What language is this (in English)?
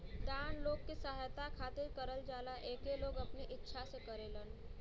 Bhojpuri